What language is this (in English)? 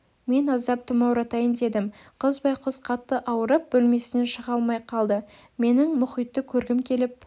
Kazakh